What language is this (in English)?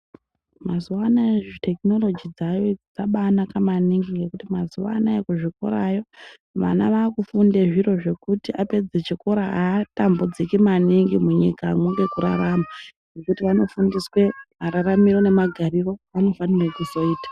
Ndau